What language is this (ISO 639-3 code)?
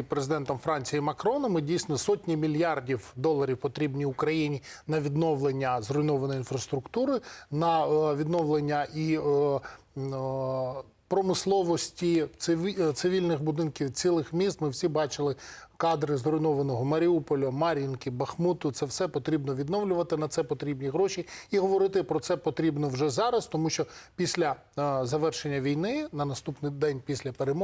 ukr